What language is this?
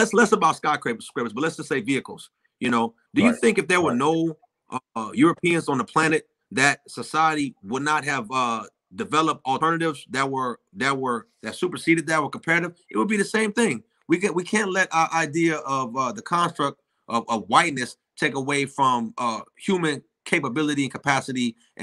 English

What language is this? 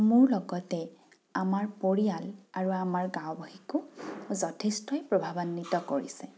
Assamese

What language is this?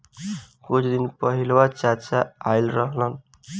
Bhojpuri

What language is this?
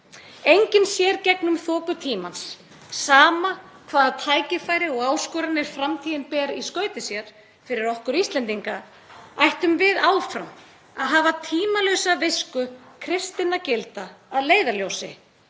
Icelandic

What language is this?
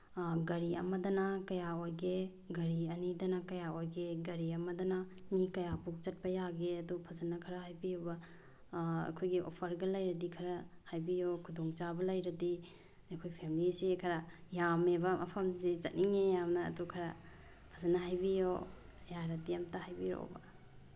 Manipuri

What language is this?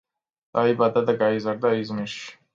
Georgian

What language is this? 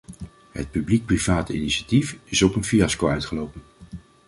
Dutch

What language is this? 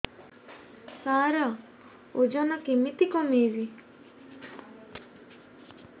Odia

